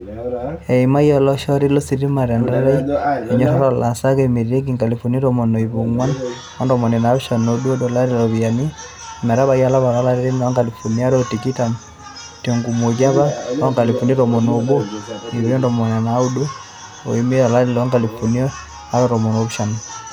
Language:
Masai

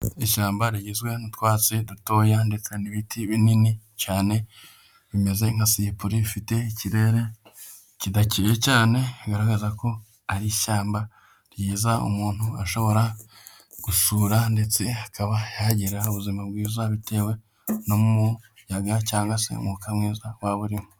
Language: Kinyarwanda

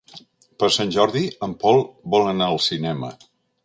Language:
Catalan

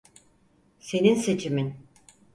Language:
Turkish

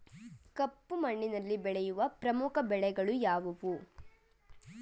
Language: Kannada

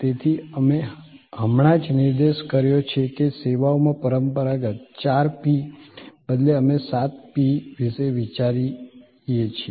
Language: Gujarati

